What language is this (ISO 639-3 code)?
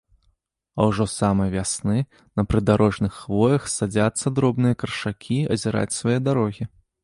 bel